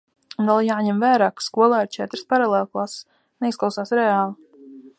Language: Latvian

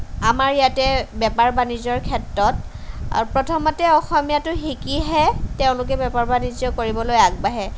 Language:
Assamese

